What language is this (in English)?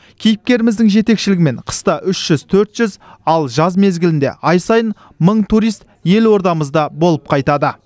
Kazakh